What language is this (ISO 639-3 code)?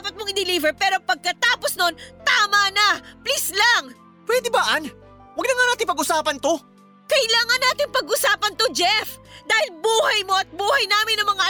fil